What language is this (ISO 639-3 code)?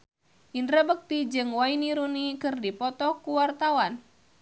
sun